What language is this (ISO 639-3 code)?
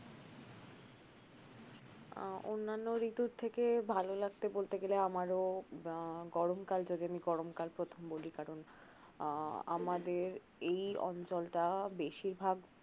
ben